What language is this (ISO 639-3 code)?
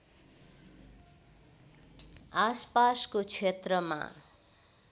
nep